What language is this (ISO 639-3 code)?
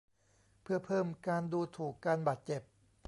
tha